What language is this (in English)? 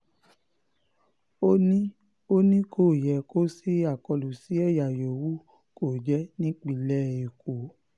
Yoruba